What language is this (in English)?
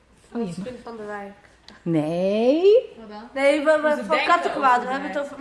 Dutch